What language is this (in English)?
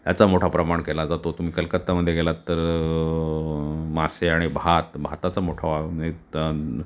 Marathi